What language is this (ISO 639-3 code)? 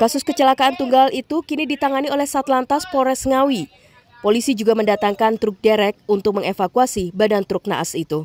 ind